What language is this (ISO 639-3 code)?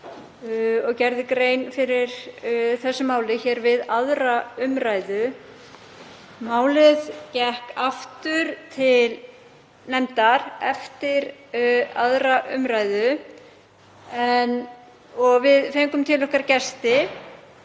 isl